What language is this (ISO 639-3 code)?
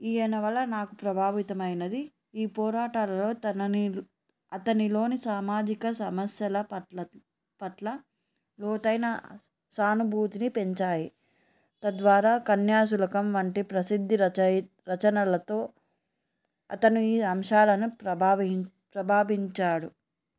tel